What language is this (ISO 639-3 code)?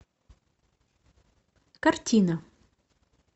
rus